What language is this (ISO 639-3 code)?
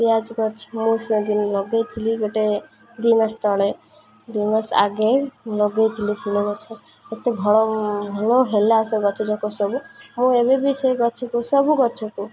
ori